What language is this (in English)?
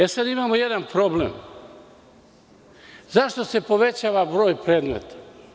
Serbian